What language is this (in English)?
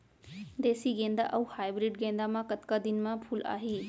Chhattisgarhi